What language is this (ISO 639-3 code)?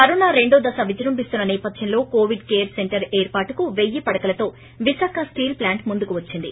tel